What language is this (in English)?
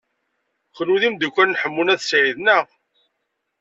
Kabyle